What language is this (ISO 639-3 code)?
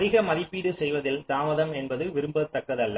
tam